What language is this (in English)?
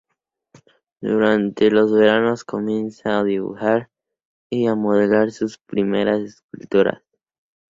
Spanish